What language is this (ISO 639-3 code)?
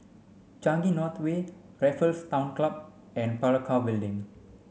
eng